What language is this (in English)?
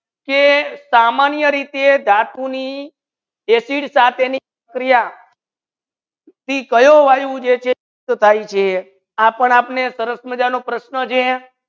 Gujarati